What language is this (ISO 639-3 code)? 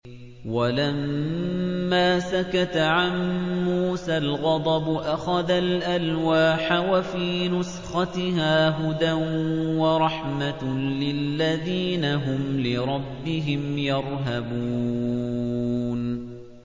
ara